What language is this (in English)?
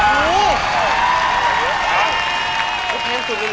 Thai